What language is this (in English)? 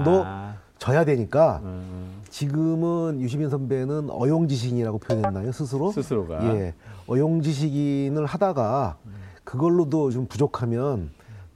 Korean